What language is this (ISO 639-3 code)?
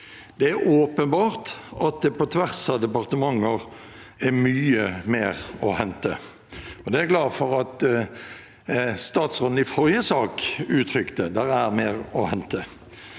nor